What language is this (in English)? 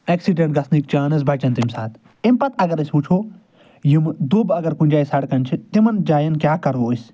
Kashmiri